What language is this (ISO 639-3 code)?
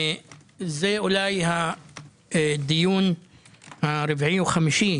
heb